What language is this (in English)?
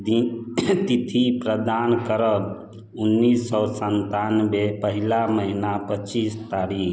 Maithili